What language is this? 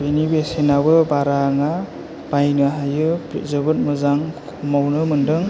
Bodo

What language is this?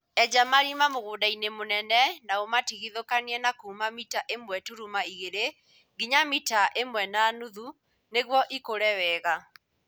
Kikuyu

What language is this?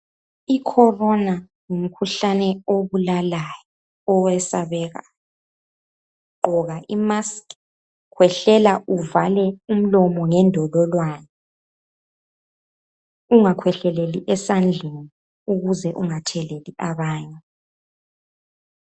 North Ndebele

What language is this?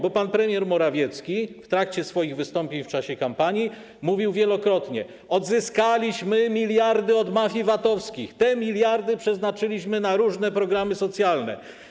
Polish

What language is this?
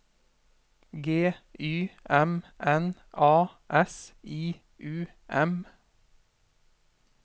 Norwegian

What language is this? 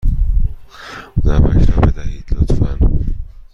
Persian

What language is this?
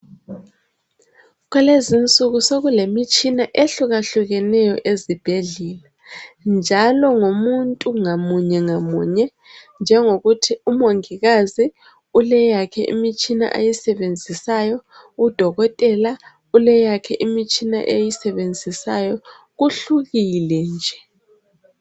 North Ndebele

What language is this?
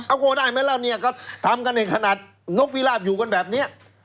Thai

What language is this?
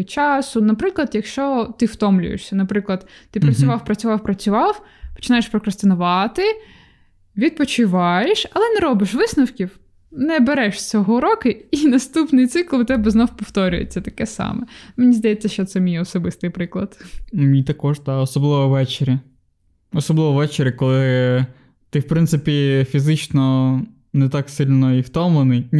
Ukrainian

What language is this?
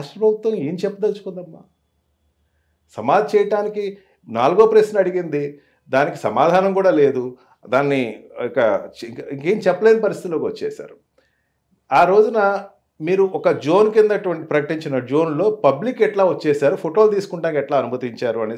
Telugu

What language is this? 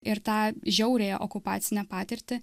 Lithuanian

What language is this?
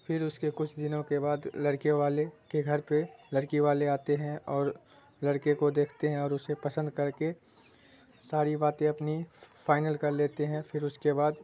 Urdu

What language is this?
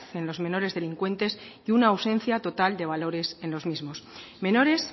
Spanish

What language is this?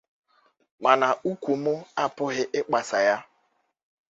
Igbo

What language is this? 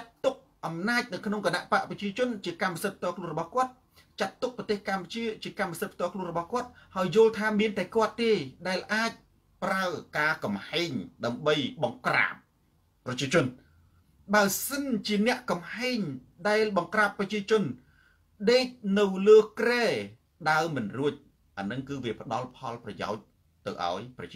Thai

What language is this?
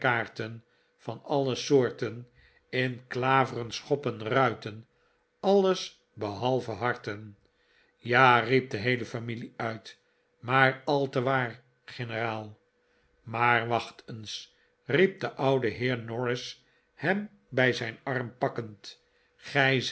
Dutch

